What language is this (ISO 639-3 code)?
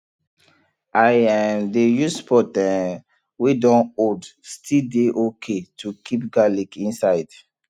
pcm